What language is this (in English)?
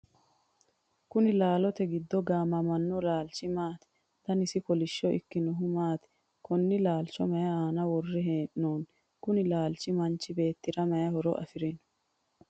Sidamo